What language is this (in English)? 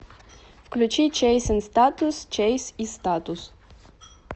Russian